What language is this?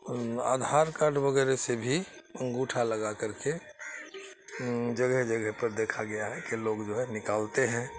Urdu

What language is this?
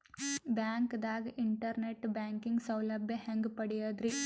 Kannada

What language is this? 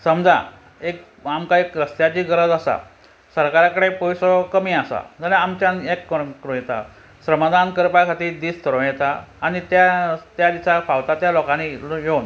Konkani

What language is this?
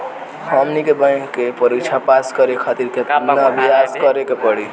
Bhojpuri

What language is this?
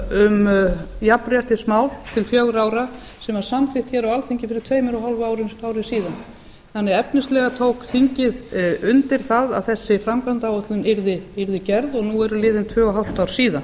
Icelandic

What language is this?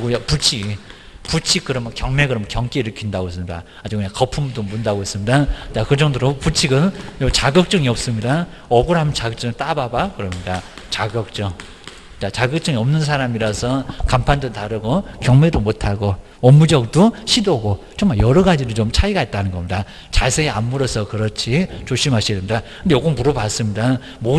Korean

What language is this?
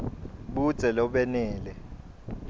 Swati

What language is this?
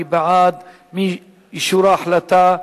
Hebrew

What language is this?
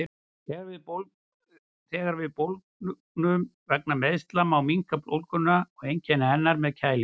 Icelandic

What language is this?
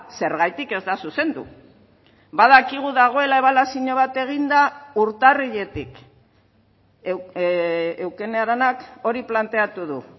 Basque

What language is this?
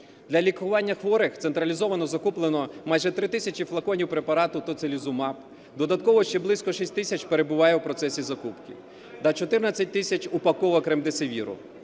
Ukrainian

